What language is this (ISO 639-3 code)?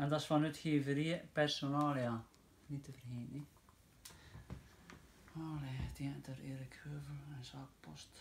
nld